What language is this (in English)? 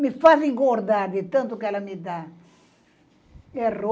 Portuguese